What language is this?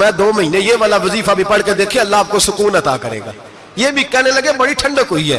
Urdu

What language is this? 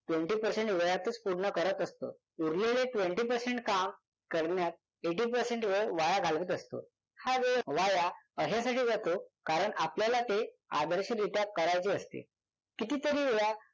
Marathi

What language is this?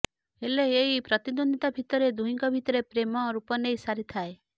Odia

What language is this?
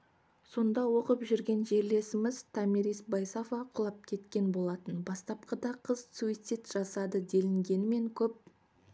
Kazakh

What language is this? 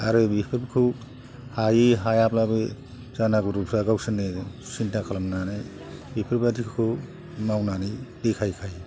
Bodo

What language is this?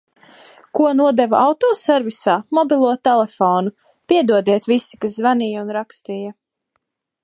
Latvian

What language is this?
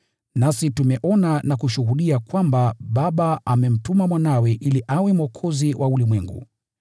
Swahili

